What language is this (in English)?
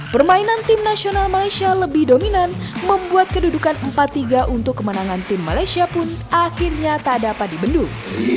Indonesian